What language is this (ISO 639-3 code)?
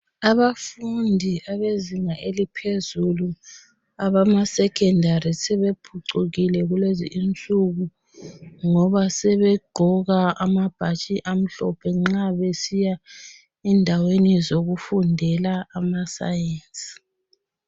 nde